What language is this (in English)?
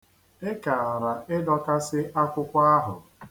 Igbo